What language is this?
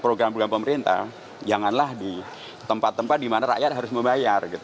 Indonesian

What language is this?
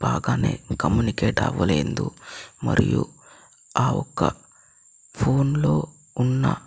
Telugu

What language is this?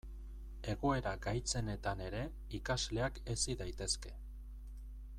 Basque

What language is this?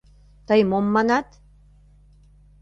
Mari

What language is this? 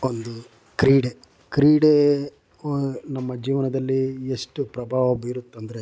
Kannada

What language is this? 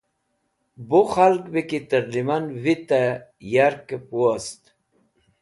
Wakhi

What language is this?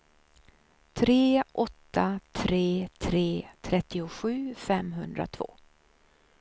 Swedish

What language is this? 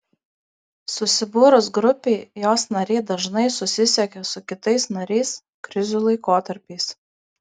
Lithuanian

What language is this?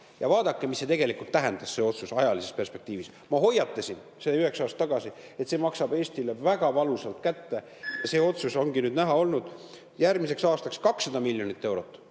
Estonian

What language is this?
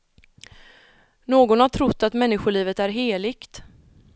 Swedish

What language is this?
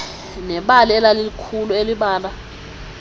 Xhosa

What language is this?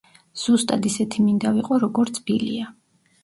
Georgian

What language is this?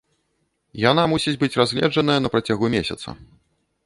Belarusian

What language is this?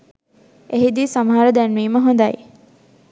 Sinhala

